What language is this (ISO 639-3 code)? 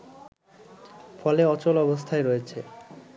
ben